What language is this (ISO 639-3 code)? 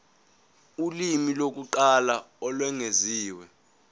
zul